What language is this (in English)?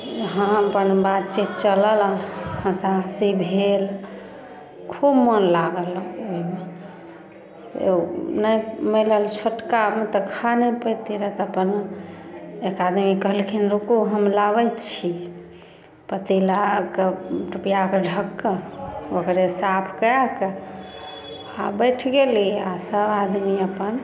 Maithili